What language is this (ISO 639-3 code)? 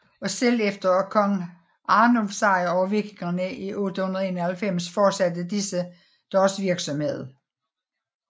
dan